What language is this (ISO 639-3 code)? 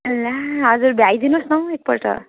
nep